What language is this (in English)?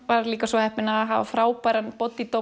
Icelandic